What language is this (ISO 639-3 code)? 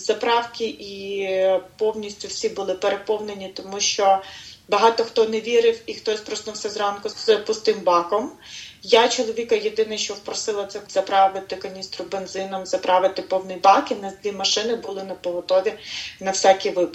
ukr